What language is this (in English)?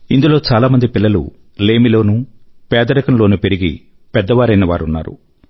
Telugu